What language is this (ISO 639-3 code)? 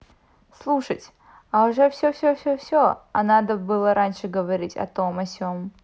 rus